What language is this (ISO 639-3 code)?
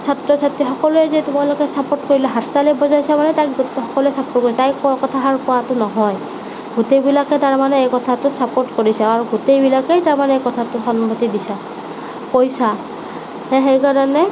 asm